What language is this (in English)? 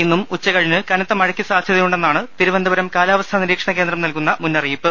Malayalam